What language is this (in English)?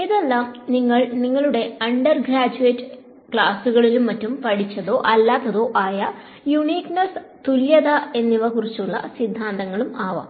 Malayalam